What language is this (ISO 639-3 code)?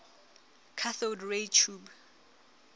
sot